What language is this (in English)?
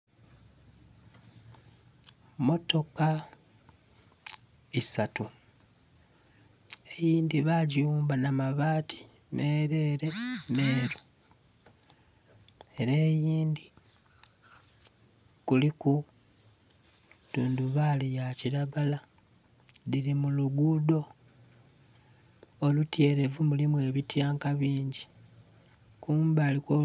Soga